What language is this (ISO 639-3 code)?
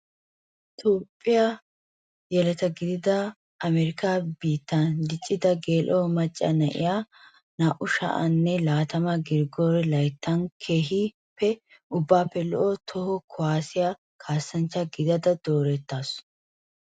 wal